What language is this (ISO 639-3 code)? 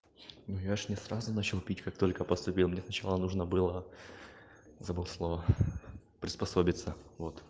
rus